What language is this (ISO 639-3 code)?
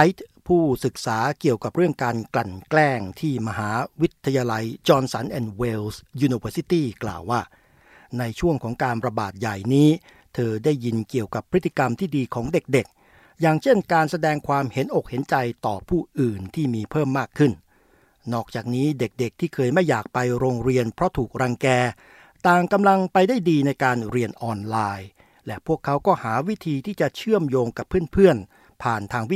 tha